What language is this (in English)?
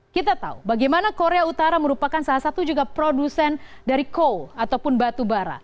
Indonesian